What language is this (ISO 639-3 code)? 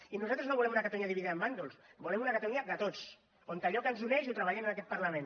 cat